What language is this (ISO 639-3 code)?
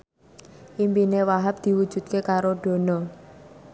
jav